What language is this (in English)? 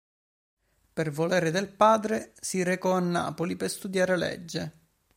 Italian